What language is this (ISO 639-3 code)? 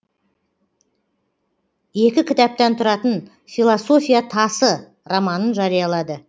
kaz